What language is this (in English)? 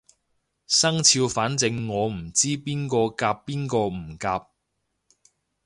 Cantonese